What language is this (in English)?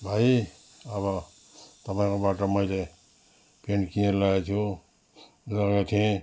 Nepali